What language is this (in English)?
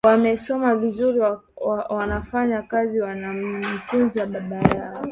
Swahili